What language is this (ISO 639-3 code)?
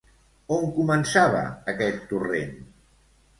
cat